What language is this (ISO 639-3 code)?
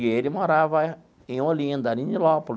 por